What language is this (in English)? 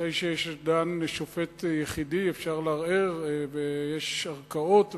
Hebrew